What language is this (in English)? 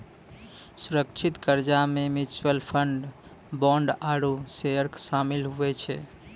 Maithili